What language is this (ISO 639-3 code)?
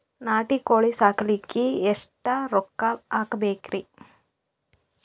kan